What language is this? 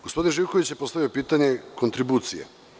Serbian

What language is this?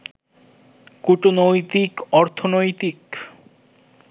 Bangla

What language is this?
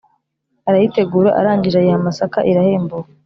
Kinyarwanda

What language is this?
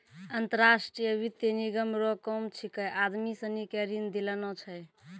Maithili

